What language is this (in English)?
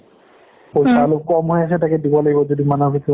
Assamese